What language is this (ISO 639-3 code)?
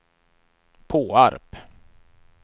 swe